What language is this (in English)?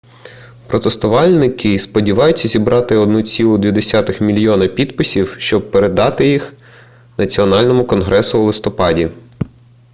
Ukrainian